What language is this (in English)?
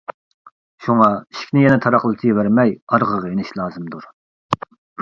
Uyghur